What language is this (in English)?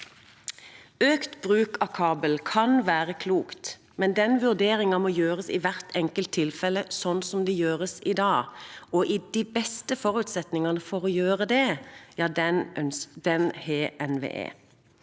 Norwegian